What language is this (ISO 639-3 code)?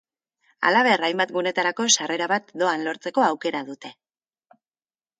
eus